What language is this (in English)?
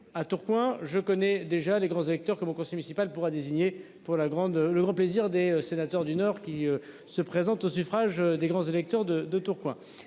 French